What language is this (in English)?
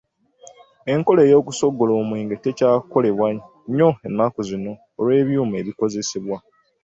Ganda